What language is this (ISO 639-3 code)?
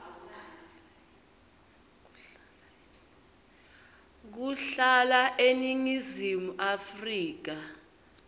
ssw